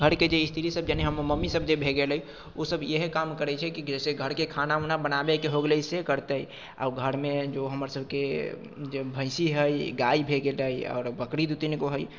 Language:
Maithili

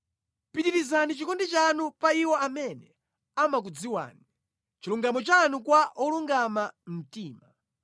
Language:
Nyanja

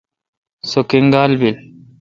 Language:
Kalkoti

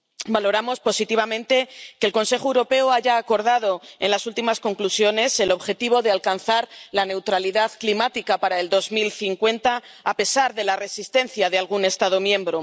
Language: Spanish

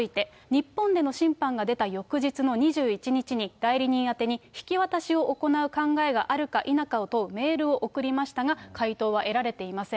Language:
Japanese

